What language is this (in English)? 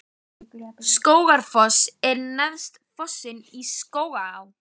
Icelandic